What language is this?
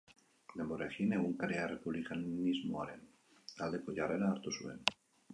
Basque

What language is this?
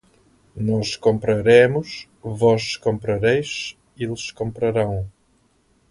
Portuguese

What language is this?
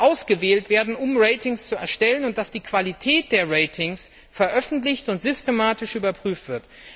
German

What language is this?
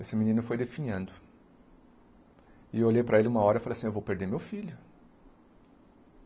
Portuguese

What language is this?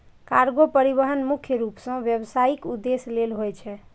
Maithili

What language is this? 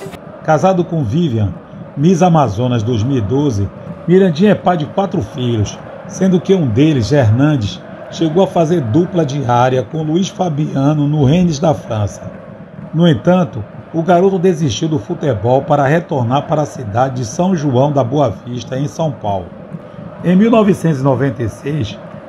Portuguese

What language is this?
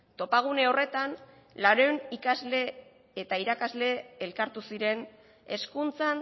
Basque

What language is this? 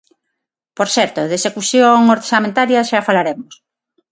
Galician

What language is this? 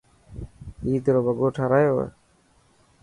Dhatki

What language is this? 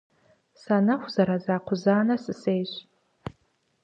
Kabardian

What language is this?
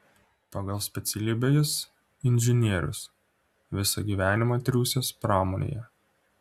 Lithuanian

